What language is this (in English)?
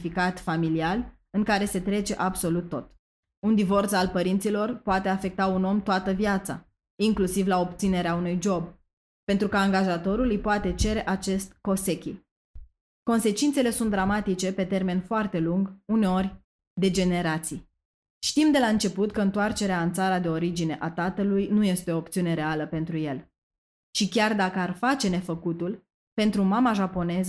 Romanian